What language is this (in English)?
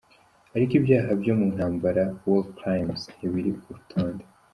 Kinyarwanda